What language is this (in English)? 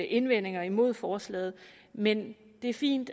Danish